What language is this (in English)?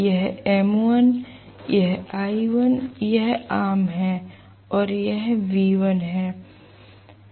Hindi